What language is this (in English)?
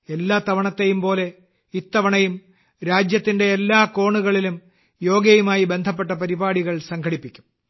Malayalam